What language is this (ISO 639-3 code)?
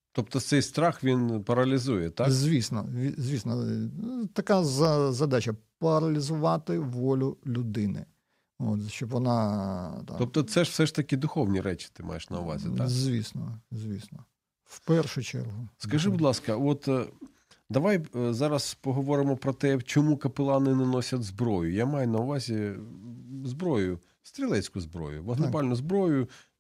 ukr